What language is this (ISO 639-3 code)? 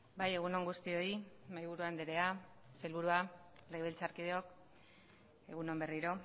eus